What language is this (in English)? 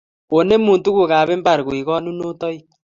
Kalenjin